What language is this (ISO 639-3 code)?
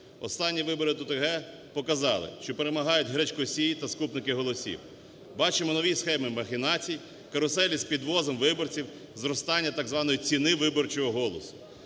ukr